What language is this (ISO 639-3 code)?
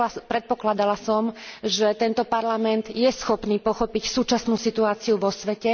slk